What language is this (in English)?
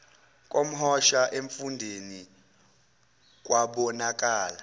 Zulu